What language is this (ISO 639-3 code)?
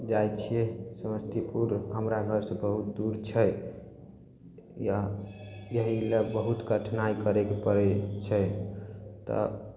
mai